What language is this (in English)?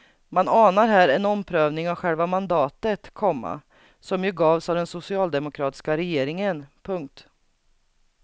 Swedish